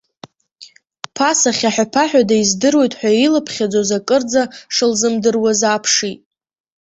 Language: Abkhazian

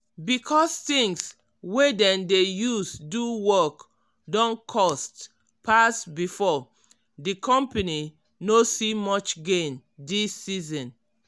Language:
Nigerian Pidgin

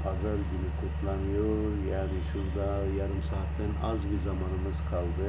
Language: Turkish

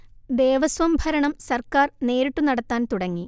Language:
Malayalam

